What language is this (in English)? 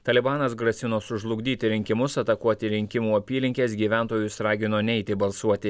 Lithuanian